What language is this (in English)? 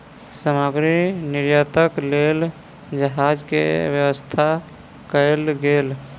Maithili